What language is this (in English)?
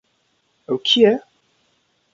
Kurdish